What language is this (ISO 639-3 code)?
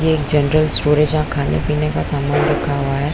hin